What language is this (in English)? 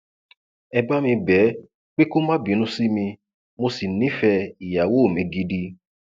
Yoruba